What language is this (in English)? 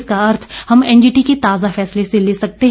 Hindi